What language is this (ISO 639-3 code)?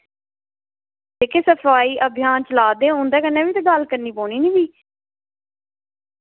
doi